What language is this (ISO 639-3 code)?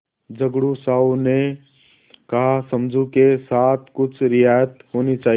hin